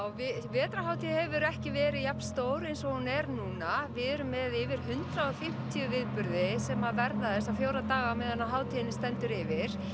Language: Icelandic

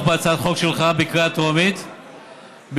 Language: Hebrew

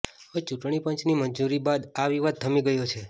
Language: Gujarati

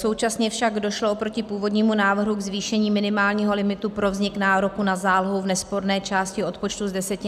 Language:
Czech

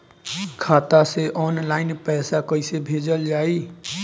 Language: Bhojpuri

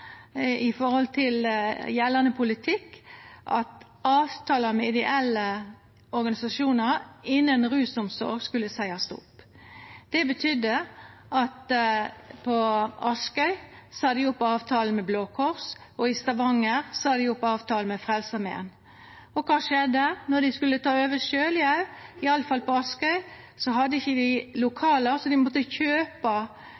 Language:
Norwegian Nynorsk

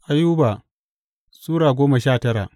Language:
Hausa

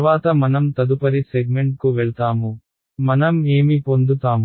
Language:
Telugu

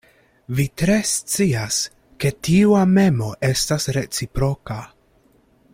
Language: Esperanto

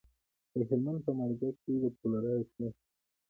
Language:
Pashto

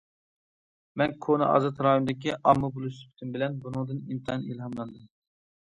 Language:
Uyghur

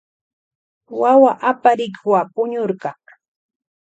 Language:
Loja Highland Quichua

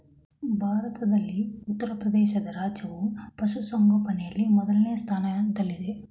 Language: Kannada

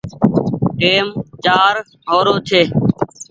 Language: Goaria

